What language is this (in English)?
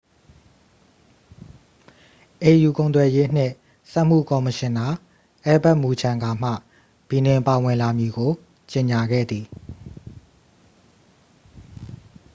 Burmese